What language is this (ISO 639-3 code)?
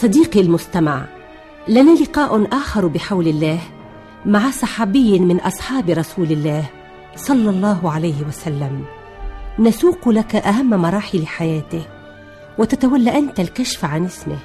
ara